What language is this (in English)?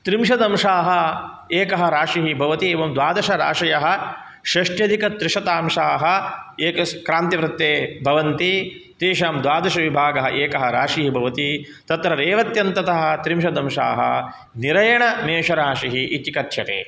Sanskrit